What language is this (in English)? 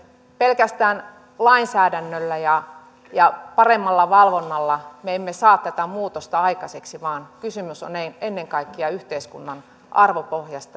Finnish